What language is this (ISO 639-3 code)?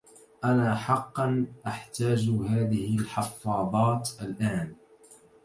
ara